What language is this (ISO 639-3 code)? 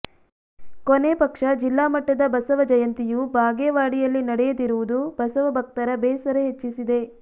kan